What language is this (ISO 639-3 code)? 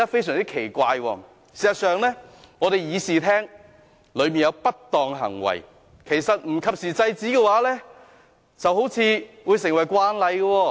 yue